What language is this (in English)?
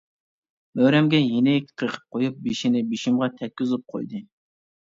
Uyghur